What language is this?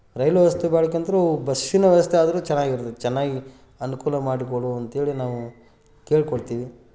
Kannada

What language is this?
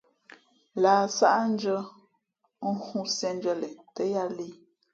Fe'fe'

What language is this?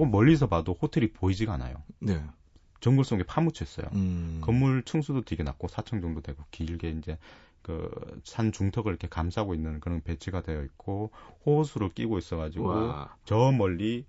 Korean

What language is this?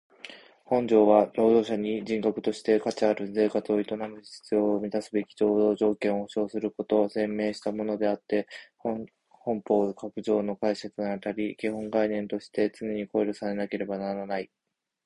Japanese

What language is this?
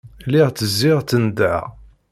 Kabyle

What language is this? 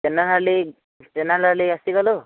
Sanskrit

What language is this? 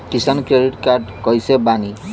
Bhojpuri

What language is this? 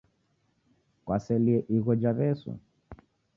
Taita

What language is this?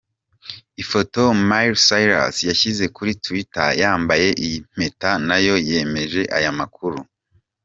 Kinyarwanda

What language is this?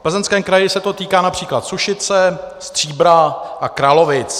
Czech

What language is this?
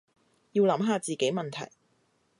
Cantonese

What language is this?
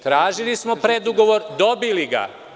Serbian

